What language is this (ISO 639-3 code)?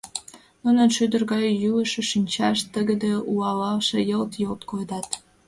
chm